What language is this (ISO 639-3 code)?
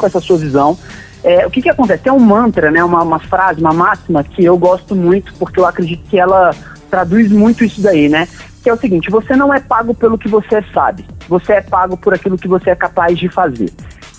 por